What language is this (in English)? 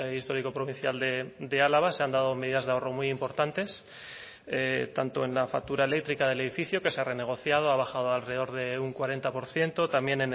Spanish